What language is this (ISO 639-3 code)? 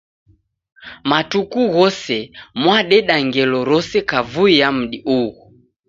dav